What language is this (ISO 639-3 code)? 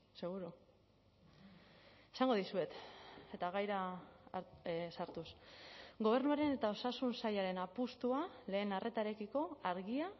eus